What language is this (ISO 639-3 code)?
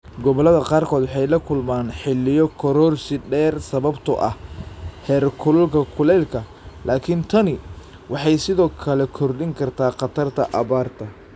som